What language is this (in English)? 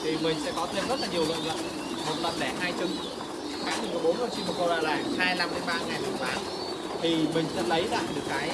Vietnamese